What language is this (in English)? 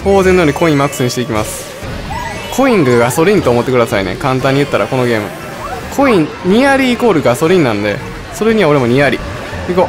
Japanese